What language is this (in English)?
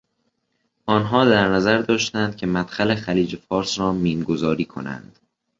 Persian